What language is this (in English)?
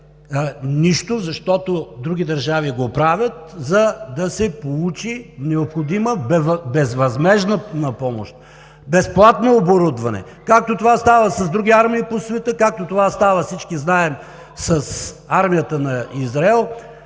Bulgarian